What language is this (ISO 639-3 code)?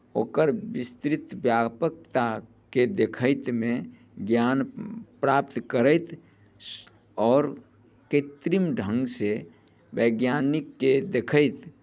mai